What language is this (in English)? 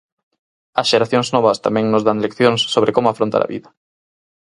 Galician